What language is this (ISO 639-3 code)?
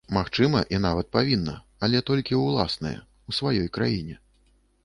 bel